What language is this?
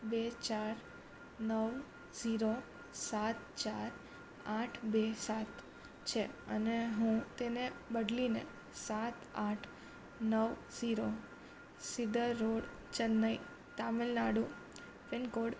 Gujarati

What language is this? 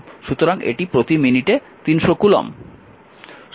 Bangla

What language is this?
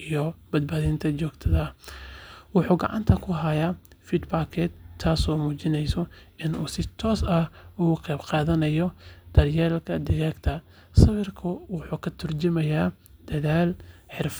Somali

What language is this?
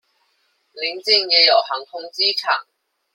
Chinese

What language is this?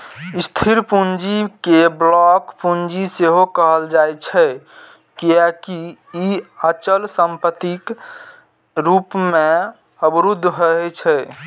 Maithili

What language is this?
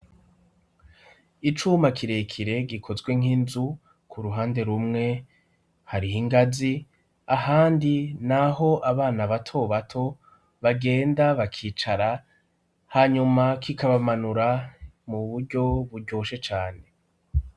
Rundi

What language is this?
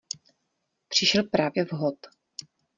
Czech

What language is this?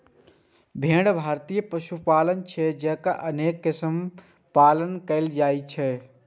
Maithili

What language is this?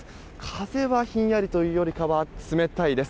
Japanese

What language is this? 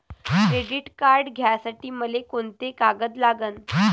Marathi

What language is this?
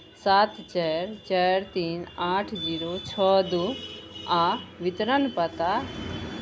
Maithili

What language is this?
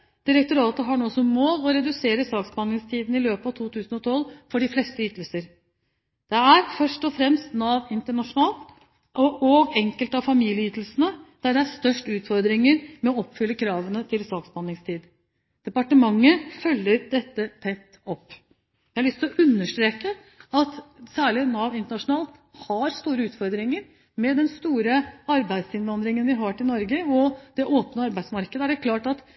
Norwegian Bokmål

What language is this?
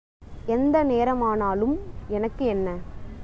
Tamil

